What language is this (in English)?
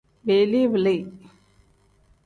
Tem